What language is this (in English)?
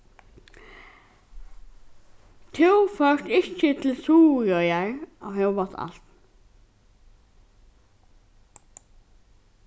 Faroese